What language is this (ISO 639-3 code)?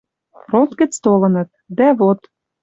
mrj